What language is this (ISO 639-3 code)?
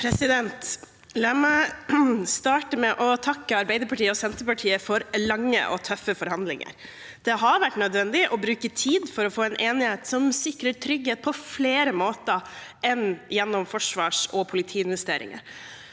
nor